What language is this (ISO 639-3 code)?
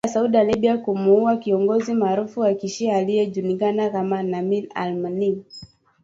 swa